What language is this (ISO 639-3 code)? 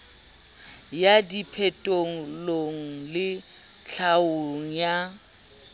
sot